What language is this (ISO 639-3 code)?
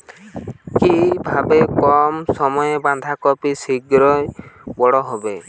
ben